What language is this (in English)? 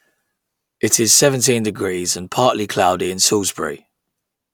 English